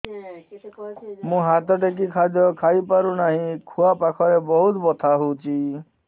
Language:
Odia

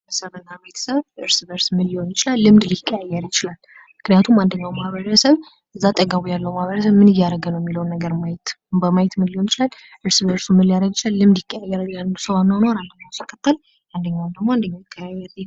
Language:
Amharic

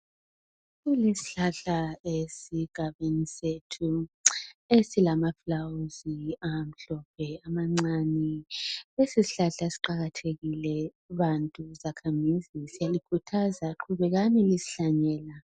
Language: North Ndebele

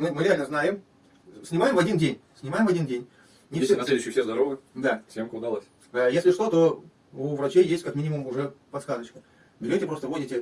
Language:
Russian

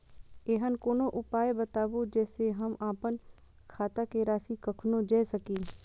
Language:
Maithili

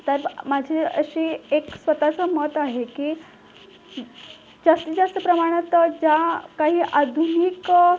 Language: Marathi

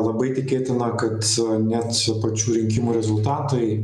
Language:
Lithuanian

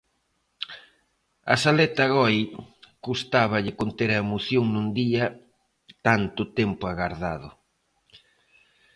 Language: Galician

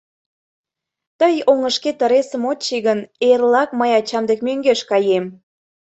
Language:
Mari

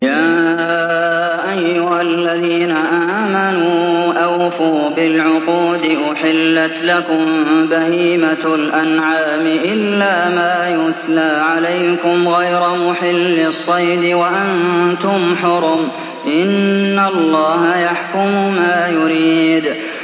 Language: Arabic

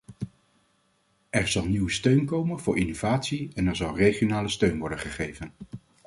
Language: Dutch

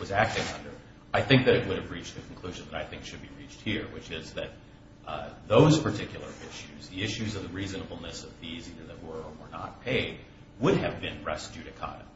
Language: English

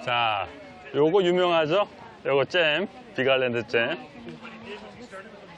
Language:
Korean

